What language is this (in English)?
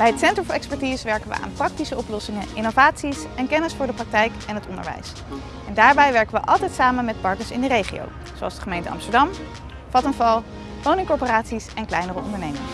Dutch